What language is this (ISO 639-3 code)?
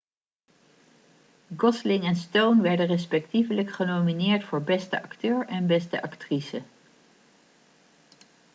nld